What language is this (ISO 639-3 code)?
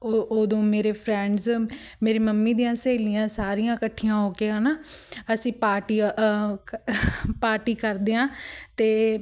pan